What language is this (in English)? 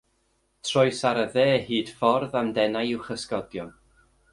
Welsh